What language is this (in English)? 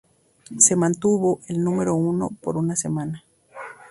Spanish